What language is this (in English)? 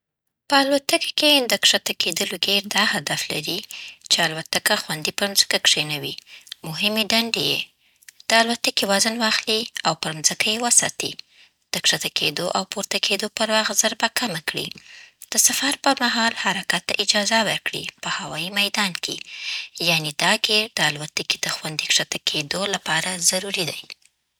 Southern Pashto